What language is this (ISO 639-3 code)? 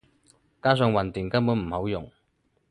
yue